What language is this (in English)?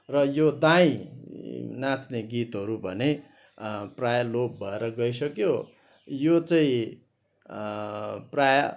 Nepali